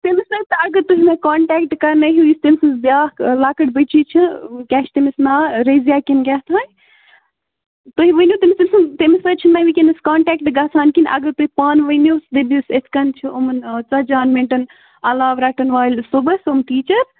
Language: Kashmiri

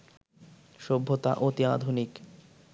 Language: Bangla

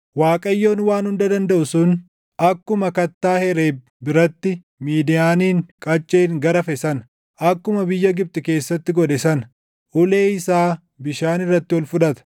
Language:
Oromo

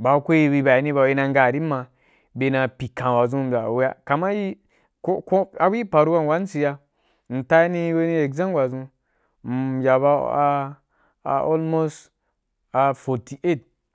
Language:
Wapan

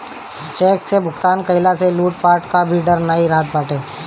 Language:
Bhojpuri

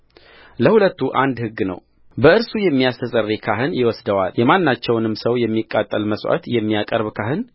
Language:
Amharic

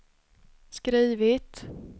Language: Swedish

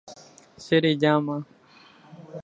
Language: Guarani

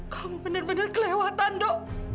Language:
Indonesian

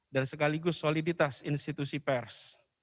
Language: Indonesian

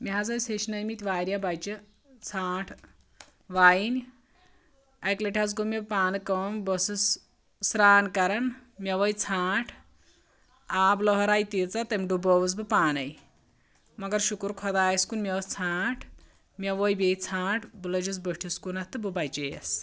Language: Kashmiri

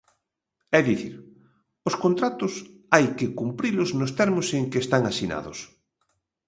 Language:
Galician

